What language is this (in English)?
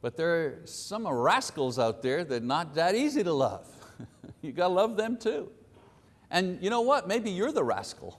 English